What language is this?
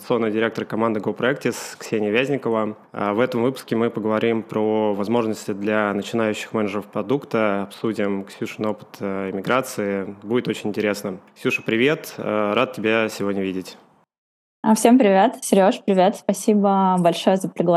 Russian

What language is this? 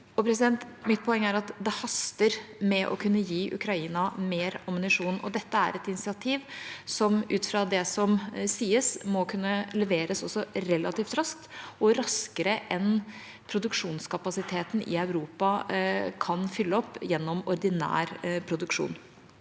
Norwegian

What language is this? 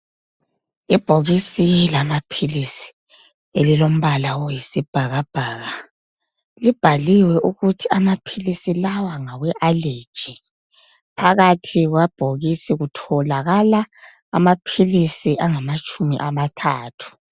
North Ndebele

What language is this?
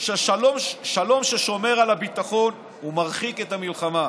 Hebrew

